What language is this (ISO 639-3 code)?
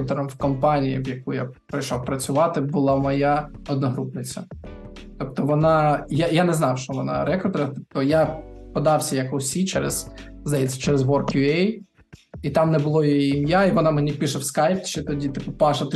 ukr